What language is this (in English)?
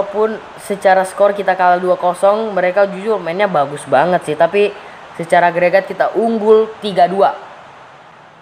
Indonesian